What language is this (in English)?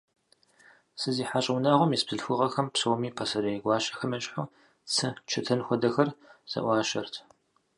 Kabardian